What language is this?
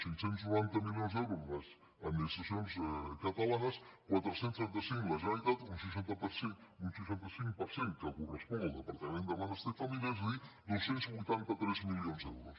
Catalan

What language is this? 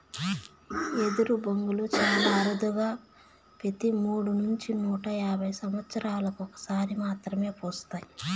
Telugu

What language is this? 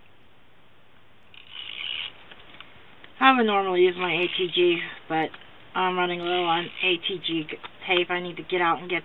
English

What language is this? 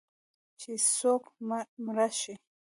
Pashto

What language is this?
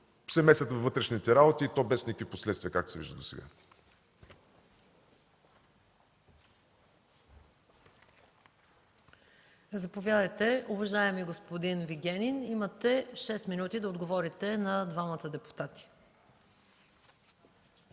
Bulgarian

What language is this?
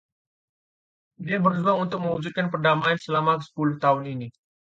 Indonesian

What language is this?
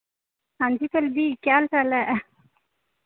Dogri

